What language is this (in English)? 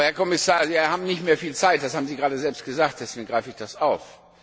German